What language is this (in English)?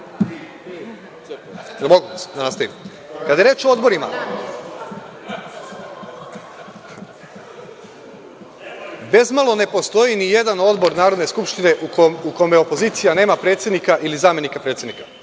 Serbian